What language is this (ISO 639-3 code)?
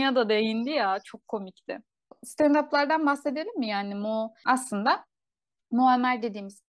tur